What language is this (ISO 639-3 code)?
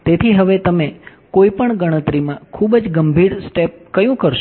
guj